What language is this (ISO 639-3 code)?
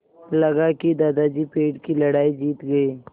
hin